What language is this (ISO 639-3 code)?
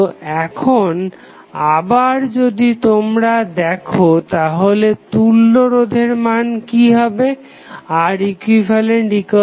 ben